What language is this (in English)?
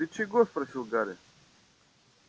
Russian